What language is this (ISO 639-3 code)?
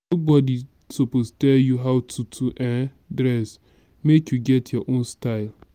pcm